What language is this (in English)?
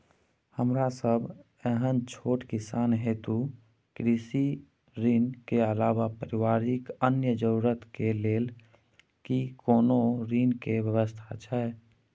Maithili